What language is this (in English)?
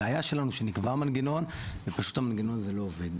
Hebrew